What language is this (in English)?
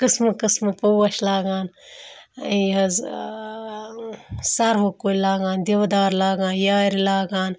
Kashmiri